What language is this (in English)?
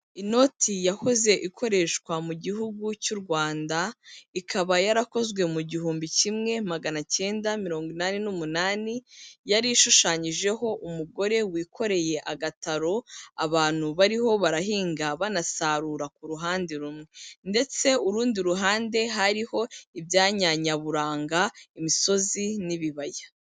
Kinyarwanda